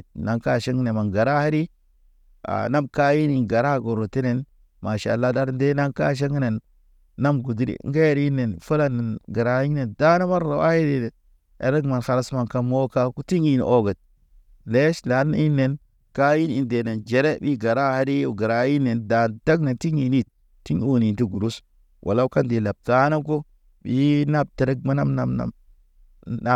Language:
Naba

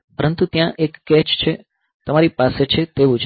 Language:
Gujarati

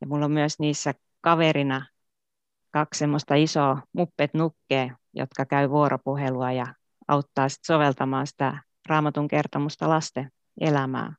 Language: Finnish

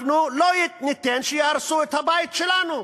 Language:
Hebrew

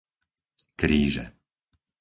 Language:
Slovak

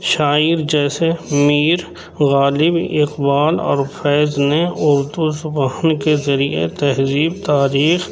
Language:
Urdu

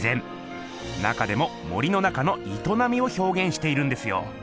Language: Japanese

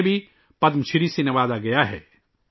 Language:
Urdu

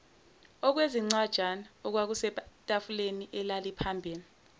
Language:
Zulu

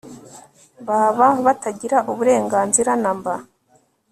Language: Kinyarwanda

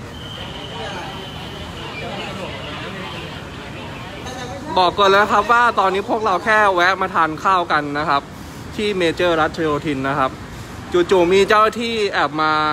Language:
Thai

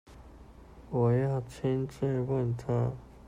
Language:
Chinese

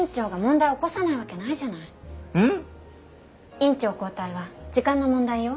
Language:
Japanese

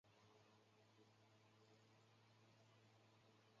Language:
Chinese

